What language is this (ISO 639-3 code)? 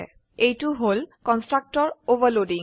asm